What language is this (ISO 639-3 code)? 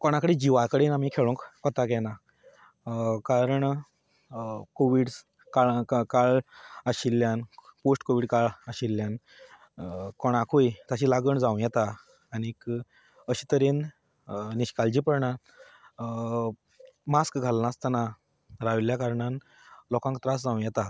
kok